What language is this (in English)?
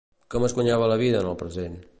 Catalan